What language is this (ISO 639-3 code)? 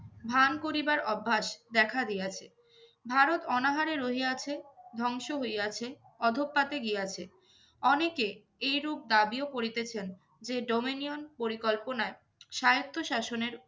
ben